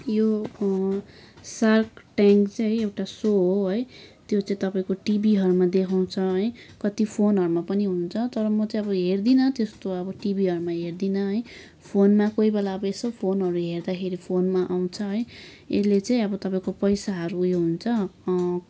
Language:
Nepali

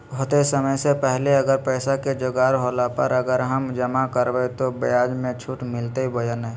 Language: Magahi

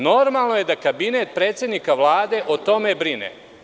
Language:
Serbian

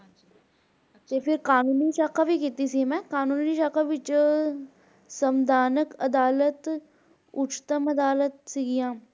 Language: Punjabi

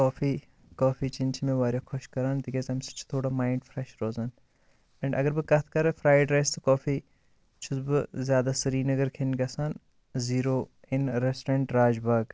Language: Kashmiri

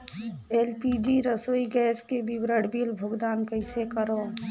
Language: Chhattisgarhi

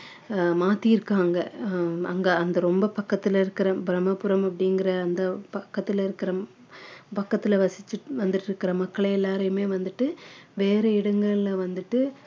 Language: Tamil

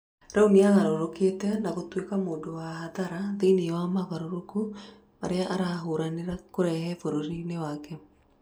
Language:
Kikuyu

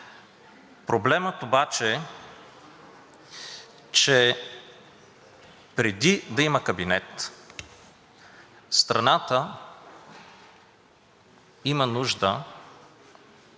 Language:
Bulgarian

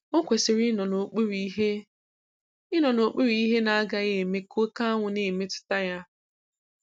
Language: Igbo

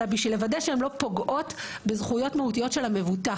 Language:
Hebrew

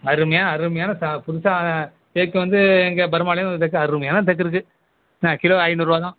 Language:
Tamil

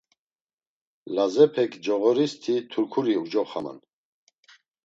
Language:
Laz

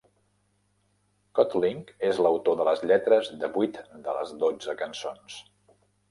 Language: Catalan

